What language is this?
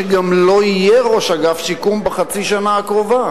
Hebrew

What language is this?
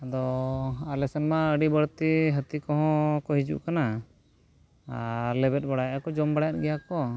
Santali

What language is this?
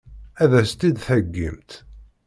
Kabyle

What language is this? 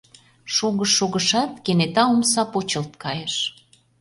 Mari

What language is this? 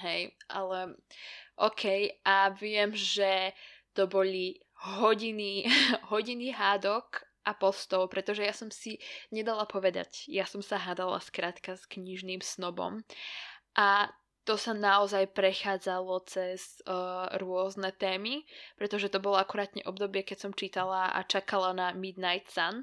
Slovak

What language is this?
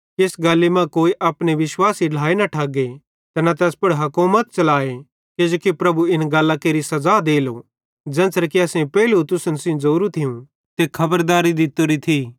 Bhadrawahi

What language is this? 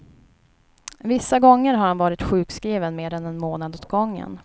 Swedish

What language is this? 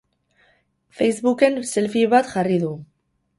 Basque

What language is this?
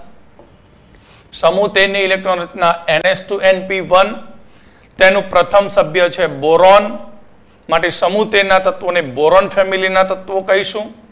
Gujarati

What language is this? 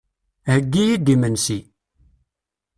Kabyle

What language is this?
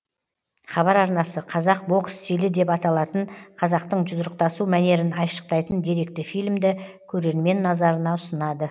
Kazakh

